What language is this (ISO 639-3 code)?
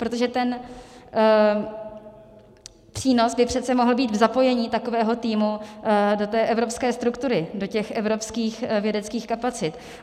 ces